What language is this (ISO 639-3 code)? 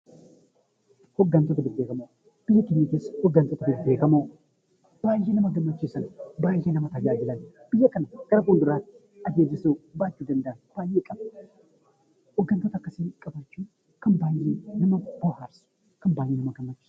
orm